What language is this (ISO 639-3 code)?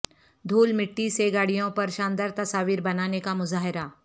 urd